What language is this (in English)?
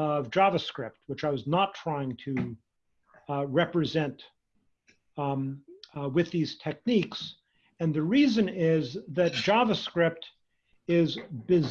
English